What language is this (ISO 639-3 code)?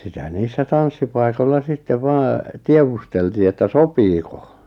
fin